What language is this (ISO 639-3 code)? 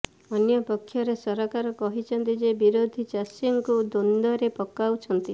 ori